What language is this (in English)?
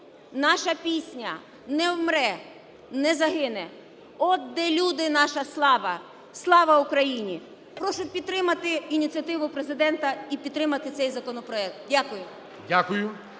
Ukrainian